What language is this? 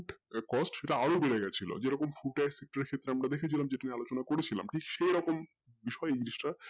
Bangla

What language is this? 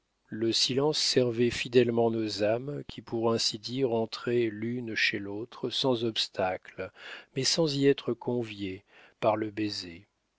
French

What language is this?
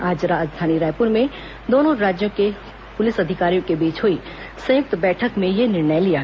Hindi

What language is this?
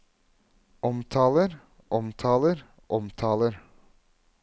Norwegian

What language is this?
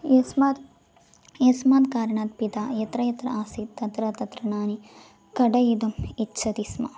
Sanskrit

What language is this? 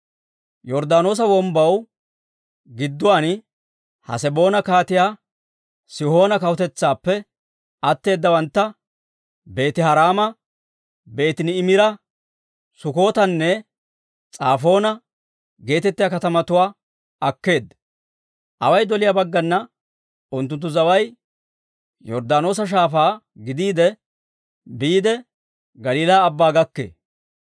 Dawro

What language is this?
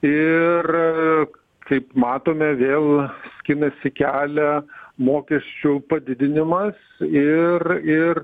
Lithuanian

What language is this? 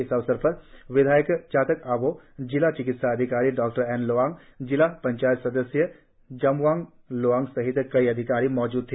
Hindi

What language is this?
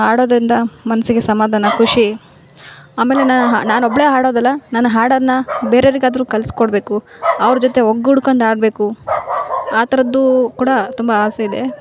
Kannada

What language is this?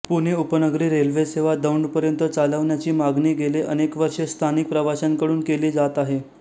Marathi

